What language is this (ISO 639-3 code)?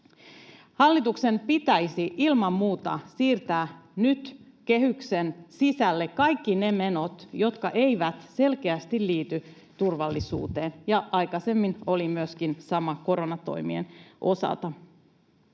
fin